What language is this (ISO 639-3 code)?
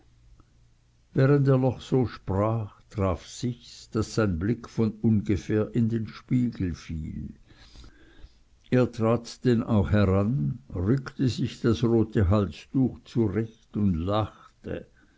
deu